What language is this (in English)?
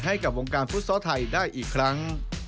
Thai